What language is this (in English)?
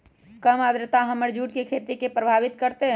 Magahi